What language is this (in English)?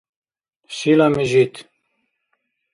Dargwa